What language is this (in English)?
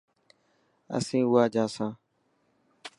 Dhatki